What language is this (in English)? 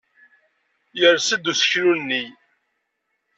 Kabyle